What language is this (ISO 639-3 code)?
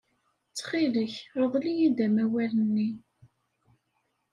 kab